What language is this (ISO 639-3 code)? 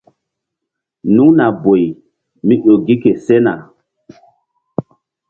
mdd